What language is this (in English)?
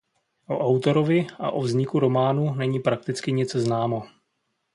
Czech